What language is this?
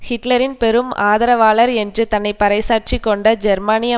Tamil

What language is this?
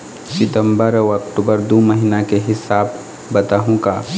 Chhattisgarhi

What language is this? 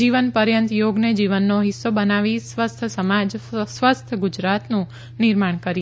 Gujarati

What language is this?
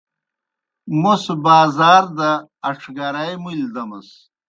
Kohistani Shina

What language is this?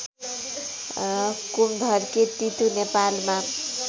Nepali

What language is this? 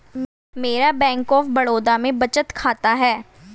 Hindi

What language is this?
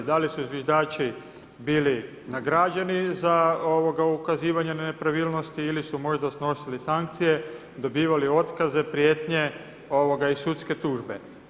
Croatian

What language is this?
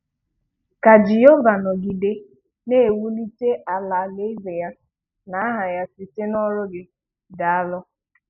Igbo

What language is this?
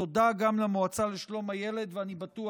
Hebrew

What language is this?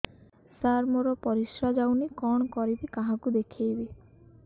Odia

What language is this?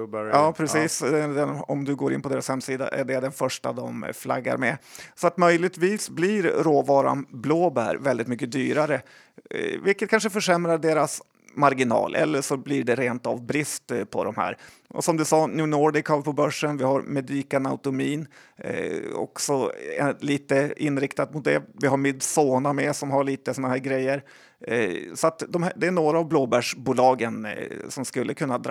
Swedish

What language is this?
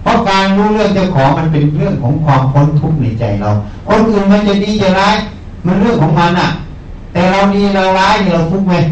Thai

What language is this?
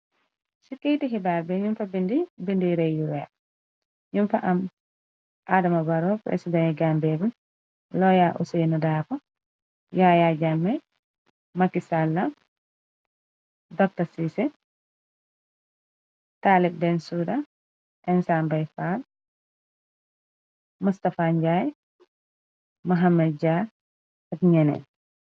Wolof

